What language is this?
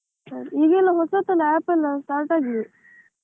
Kannada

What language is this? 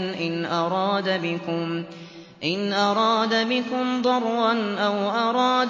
Arabic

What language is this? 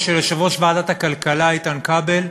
Hebrew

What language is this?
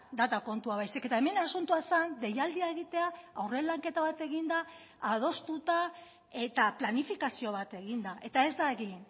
Basque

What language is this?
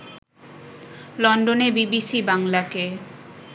Bangla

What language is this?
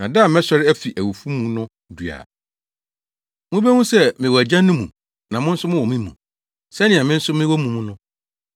Akan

